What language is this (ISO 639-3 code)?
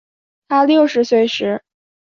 zho